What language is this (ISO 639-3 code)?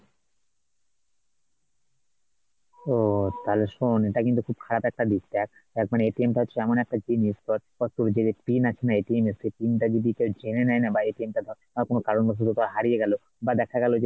ben